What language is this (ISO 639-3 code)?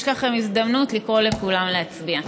heb